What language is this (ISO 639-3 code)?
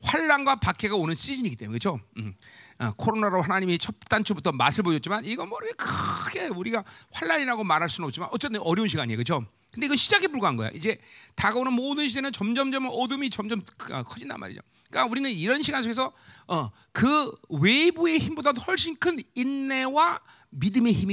kor